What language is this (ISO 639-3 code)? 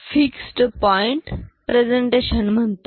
mar